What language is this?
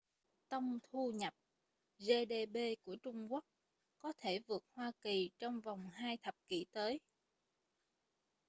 Vietnamese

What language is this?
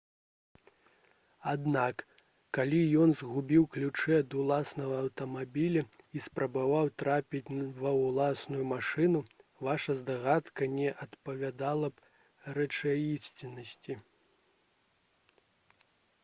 Belarusian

